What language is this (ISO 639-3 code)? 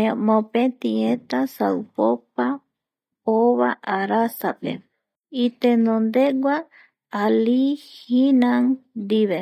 gui